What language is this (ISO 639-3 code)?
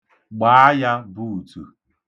ibo